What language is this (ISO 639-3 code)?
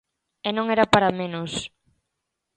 glg